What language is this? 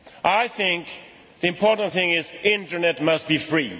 English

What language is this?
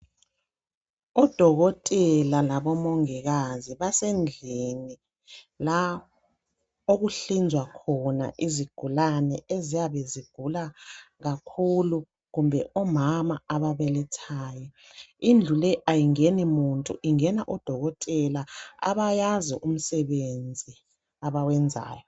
North Ndebele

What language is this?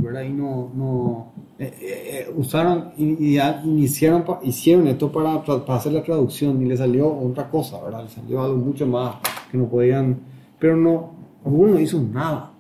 Spanish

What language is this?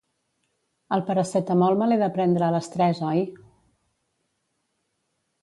Catalan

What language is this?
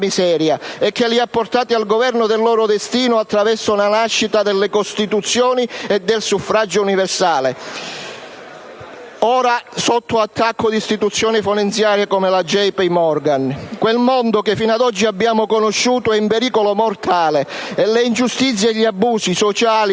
Italian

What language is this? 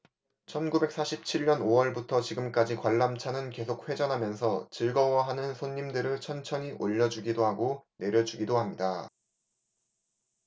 Korean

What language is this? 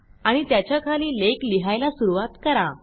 Marathi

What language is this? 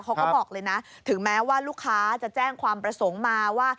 Thai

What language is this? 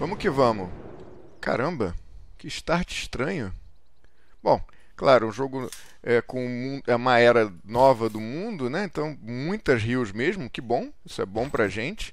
Portuguese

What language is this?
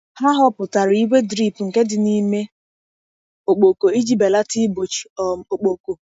Igbo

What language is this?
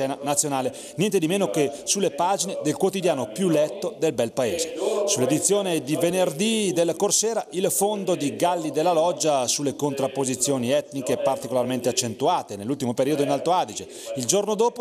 Italian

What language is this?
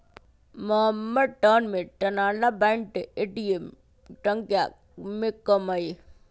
Magahi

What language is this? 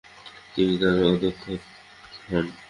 Bangla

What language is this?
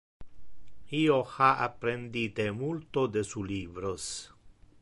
Interlingua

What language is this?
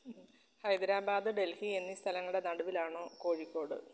Malayalam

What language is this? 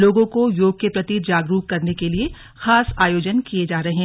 Hindi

